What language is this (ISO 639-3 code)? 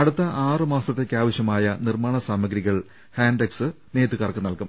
mal